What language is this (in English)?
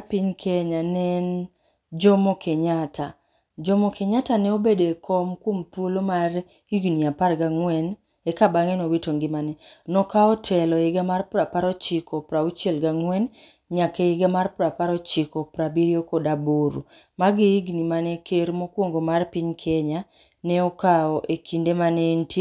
Luo (Kenya and Tanzania)